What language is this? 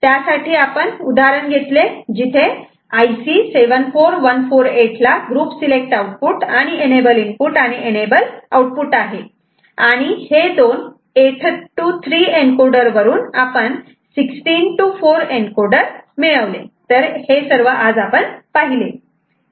Marathi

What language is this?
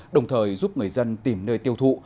Vietnamese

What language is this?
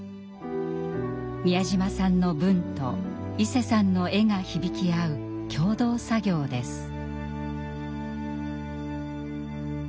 Japanese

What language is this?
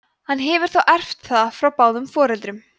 Icelandic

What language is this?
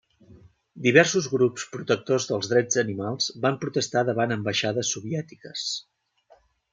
Catalan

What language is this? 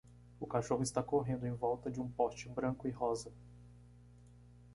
Portuguese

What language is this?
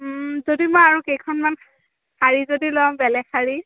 Assamese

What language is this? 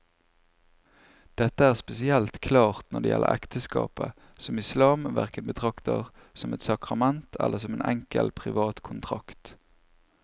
Norwegian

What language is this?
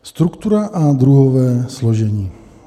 Czech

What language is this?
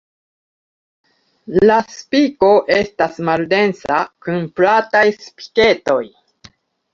Esperanto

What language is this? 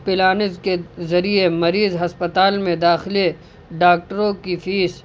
Urdu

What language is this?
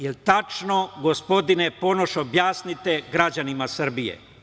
Serbian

